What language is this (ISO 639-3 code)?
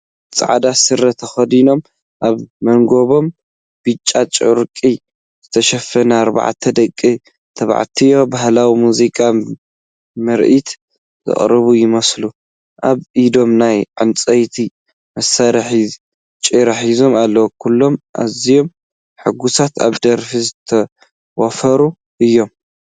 tir